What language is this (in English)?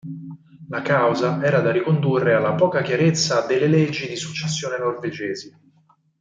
Italian